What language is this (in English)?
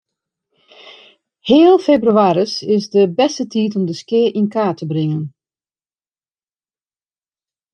Western Frisian